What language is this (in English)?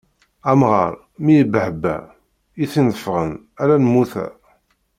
Kabyle